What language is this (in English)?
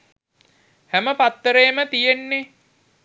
Sinhala